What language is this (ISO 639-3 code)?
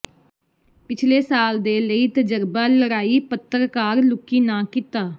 pan